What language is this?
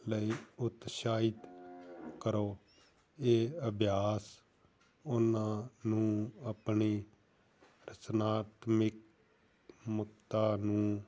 Punjabi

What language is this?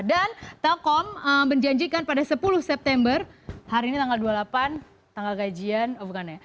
Indonesian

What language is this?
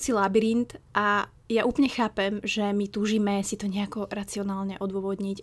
Slovak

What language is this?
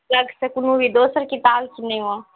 Maithili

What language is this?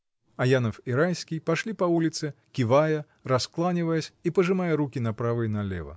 Russian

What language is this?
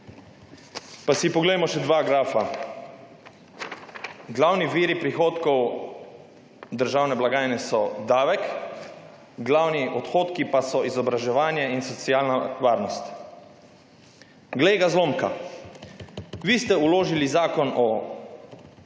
Slovenian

